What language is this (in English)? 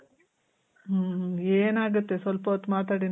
Kannada